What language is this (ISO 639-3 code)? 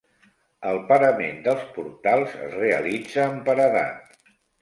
cat